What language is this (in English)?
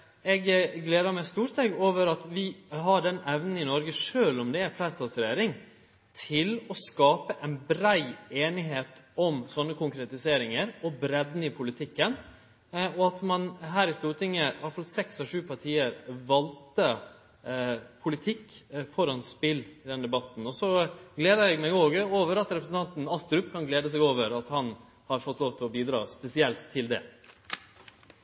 Norwegian Nynorsk